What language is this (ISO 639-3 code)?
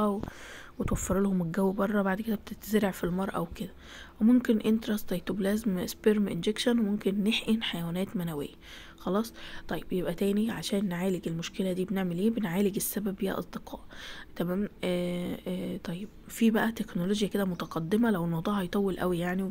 ara